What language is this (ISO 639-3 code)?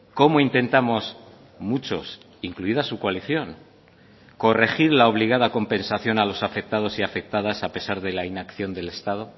spa